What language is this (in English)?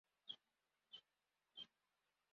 Kinyarwanda